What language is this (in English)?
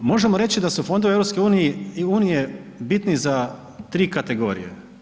Croatian